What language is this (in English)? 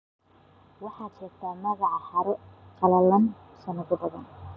Somali